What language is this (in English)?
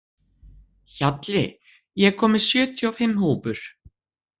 Icelandic